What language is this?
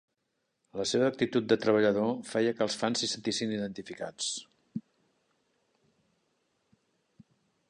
Catalan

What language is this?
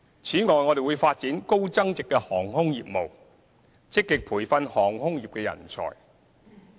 Cantonese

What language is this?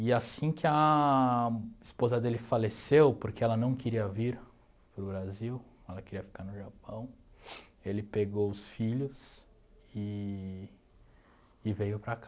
Portuguese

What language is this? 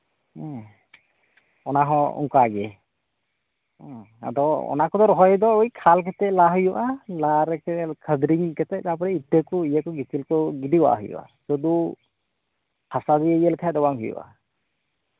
Santali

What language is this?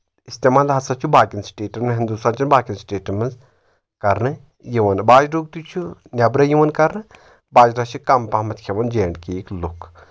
Kashmiri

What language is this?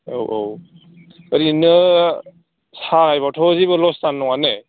Bodo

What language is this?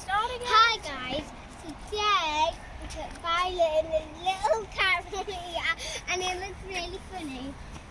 English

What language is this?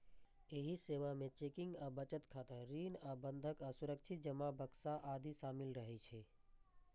Maithili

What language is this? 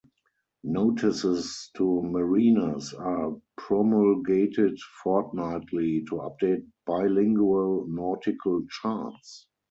English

